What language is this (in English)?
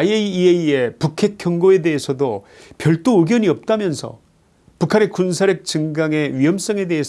Korean